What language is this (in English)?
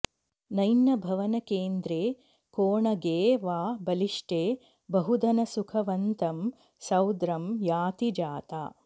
Sanskrit